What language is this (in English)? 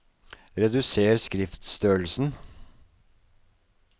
Norwegian